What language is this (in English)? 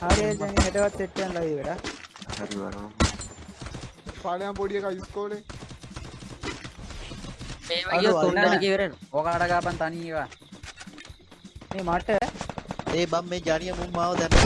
English